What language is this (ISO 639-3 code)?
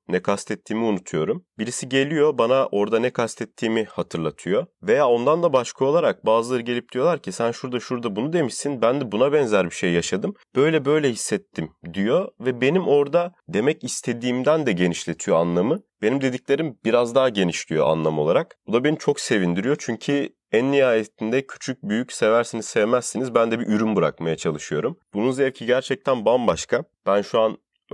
tur